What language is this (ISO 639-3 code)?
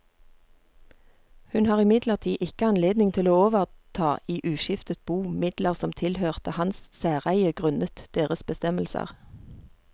nor